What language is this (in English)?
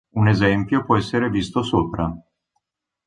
Italian